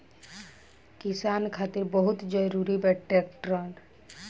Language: Bhojpuri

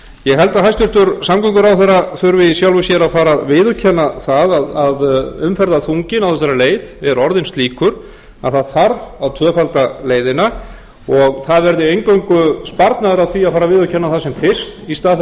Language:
Icelandic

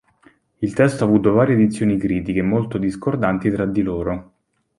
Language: Italian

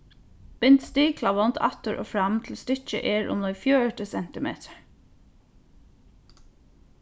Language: Faroese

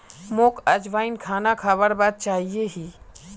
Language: Magahi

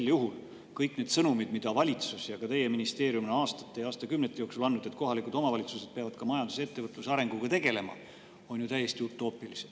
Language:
Estonian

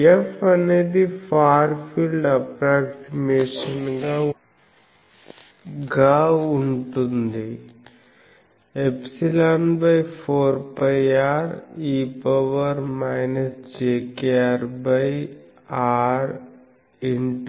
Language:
Telugu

